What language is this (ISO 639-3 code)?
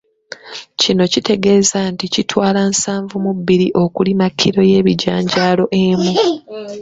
lug